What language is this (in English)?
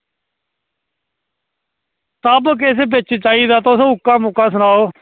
Dogri